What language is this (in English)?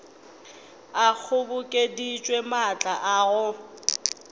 Northern Sotho